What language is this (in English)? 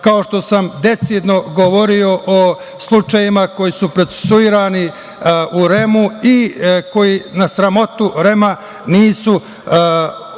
Serbian